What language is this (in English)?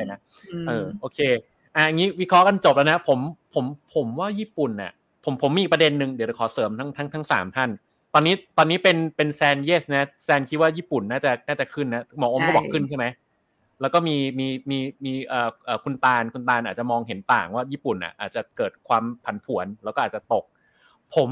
Thai